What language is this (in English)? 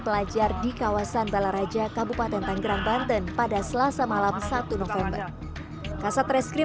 Indonesian